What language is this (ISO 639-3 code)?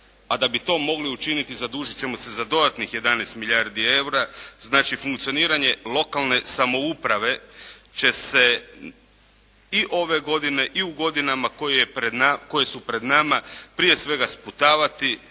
hrv